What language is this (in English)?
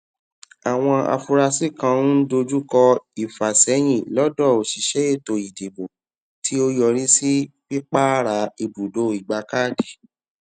Yoruba